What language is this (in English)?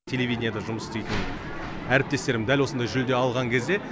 Kazakh